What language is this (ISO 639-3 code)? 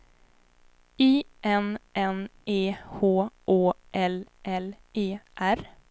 swe